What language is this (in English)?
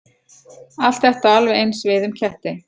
Icelandic